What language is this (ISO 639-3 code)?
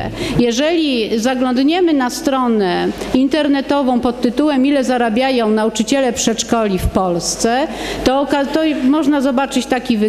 pol